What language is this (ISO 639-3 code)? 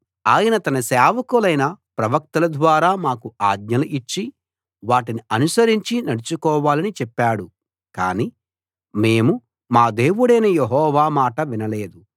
tel